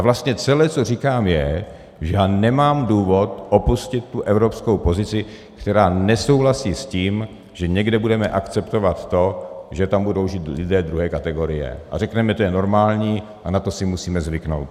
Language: Czech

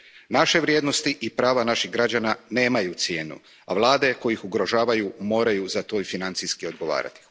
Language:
Croatian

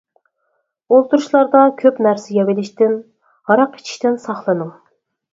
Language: Uyghur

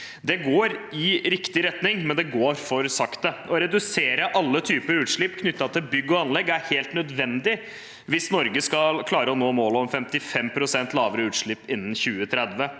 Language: Norwegian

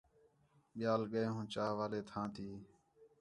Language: Khetrani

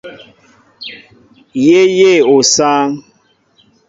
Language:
Mbo (Cameroon)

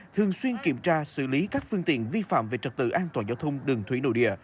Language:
Vietnamese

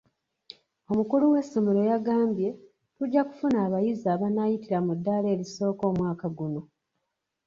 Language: Ganda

